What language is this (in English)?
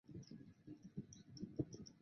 Chinese